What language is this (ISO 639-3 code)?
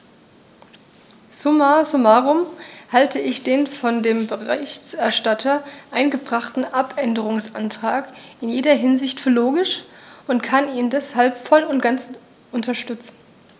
deu